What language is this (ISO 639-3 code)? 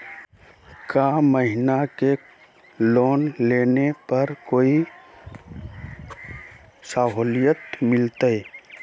mag